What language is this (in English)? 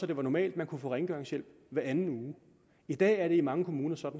Danish